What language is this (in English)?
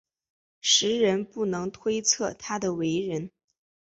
Chinese